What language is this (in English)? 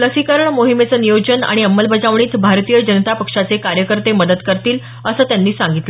Marathi